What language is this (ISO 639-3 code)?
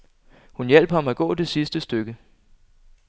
dan